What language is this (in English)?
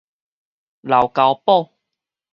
Min Nan Chinese